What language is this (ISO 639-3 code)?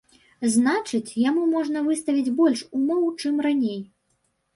bel